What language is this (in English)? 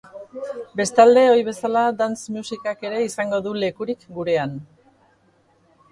Basque